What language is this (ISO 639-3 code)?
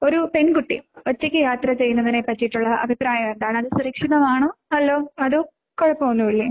mal